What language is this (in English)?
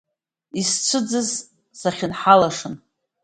Abkhazian